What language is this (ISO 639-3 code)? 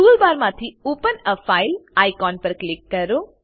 guj